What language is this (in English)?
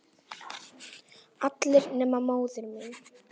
Icelandic